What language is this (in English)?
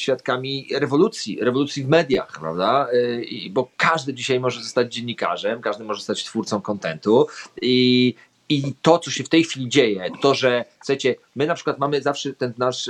Polish